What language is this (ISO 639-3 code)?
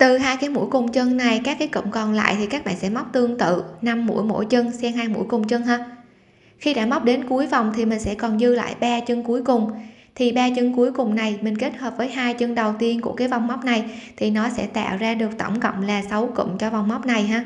vie